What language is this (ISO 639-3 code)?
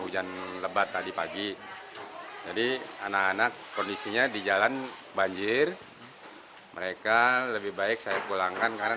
ind